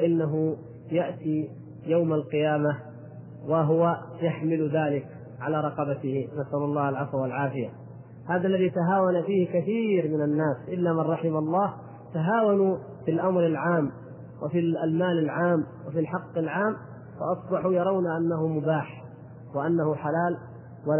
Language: Arabic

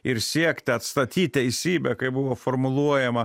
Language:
Lithuanian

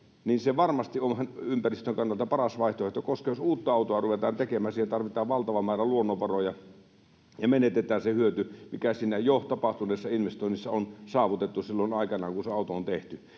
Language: Finnish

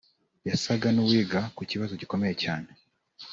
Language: Kinyarwanda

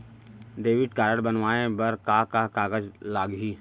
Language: Chhattisgarhi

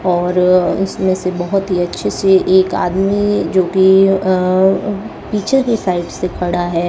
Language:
Hindi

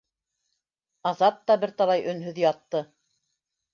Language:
Bashkir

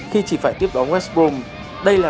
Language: Vietnamese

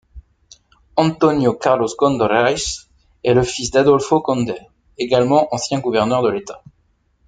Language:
French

